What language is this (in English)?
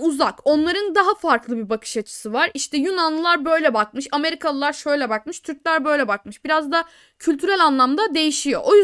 Turkish